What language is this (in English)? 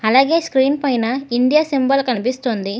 Telugu